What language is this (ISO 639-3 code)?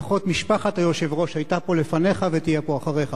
heb